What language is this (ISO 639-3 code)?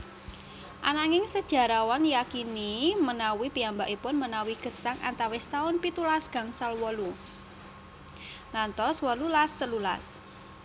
jav